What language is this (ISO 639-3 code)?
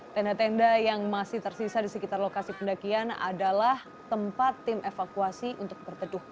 ind